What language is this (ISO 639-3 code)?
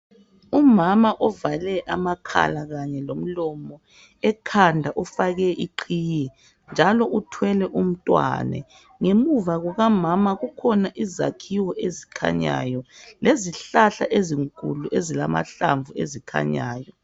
nde